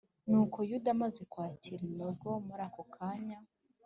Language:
Kinyarwanda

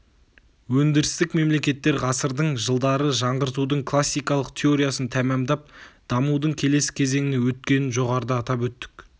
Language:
Kazakh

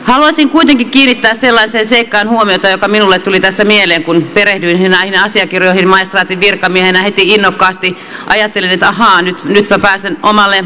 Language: Finnish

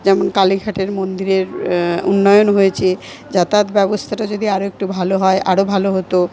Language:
Bangla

